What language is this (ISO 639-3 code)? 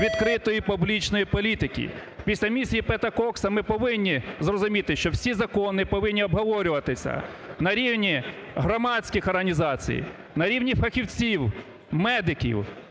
ukr